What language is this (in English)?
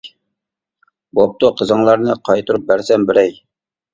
Uyghur